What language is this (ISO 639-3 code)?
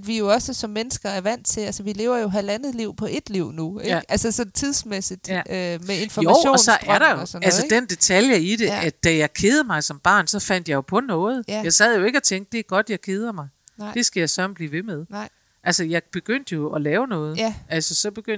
dan